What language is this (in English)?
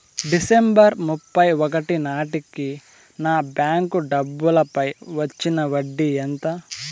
Telugu